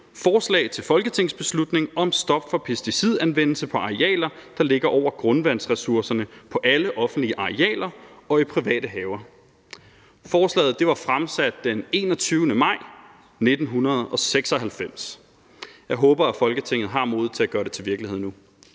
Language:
Danish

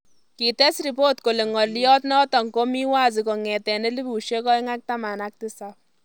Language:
Kalenjin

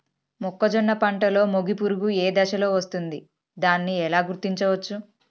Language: Telugu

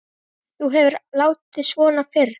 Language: Icelandic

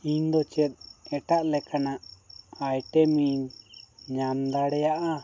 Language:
Santali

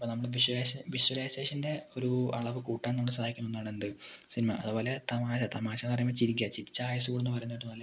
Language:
Malayalam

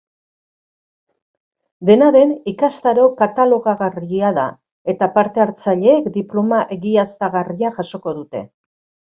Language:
Basque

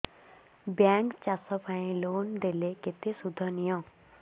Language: Odia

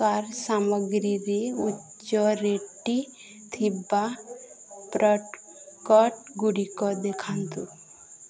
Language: Odia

